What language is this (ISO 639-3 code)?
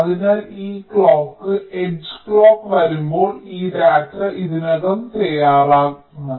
mal